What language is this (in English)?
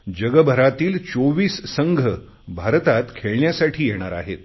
Marathi